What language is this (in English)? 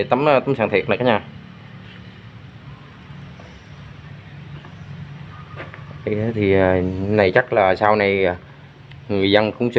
Vietnamese